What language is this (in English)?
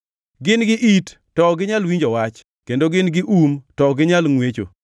Luo (Kenya and Tanzania)